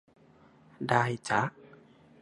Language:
Thai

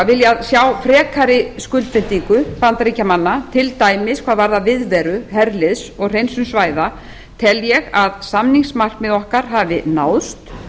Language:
Icelandic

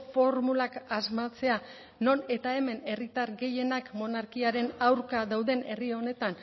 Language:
Basque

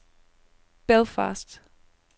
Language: Danish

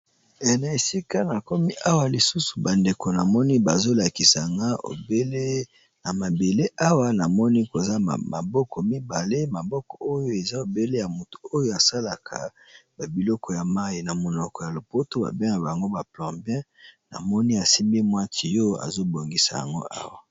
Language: Lingala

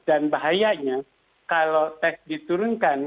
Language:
Indonesian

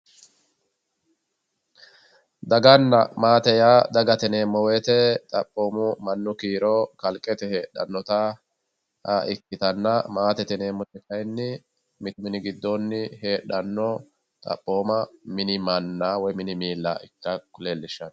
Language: Sidamo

